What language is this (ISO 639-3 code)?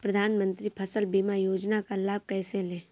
hin